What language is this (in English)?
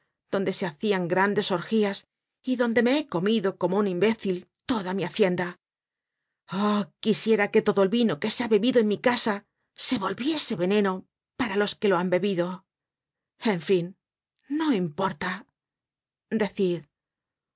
Spanish